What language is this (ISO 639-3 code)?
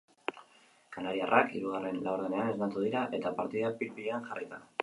eus